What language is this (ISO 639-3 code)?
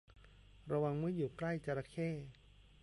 tha